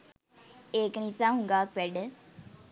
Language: Sinhala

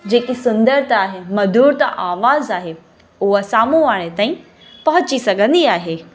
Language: Sindhi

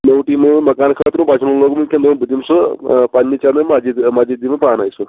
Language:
Kashmiri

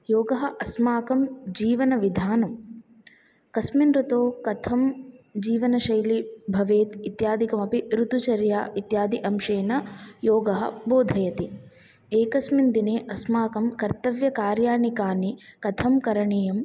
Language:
Sanskrit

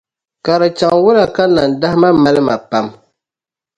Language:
Dagbani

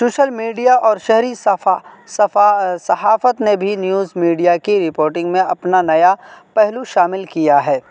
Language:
Urdu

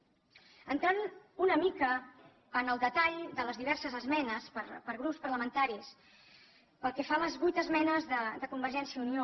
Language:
Catalan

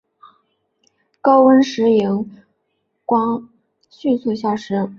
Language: Chinese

